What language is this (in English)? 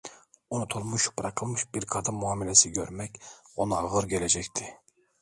Turkish